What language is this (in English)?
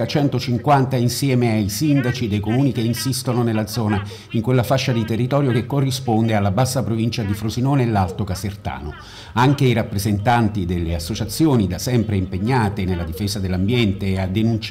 Italian